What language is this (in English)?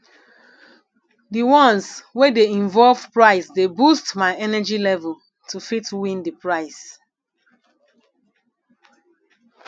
Nigerian Pidgin